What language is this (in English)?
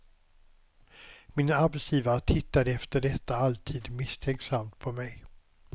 Swedish